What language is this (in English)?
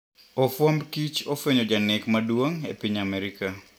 Luo (Kenya and Tanzania)